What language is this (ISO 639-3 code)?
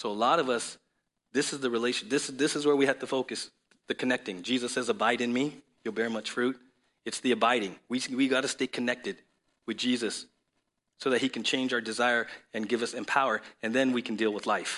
eng